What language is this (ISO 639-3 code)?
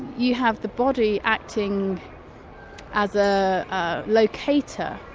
eng